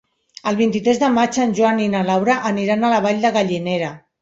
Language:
Catalan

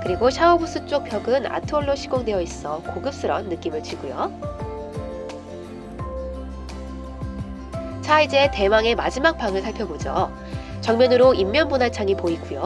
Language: Korean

